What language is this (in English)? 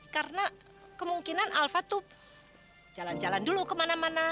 Indonesian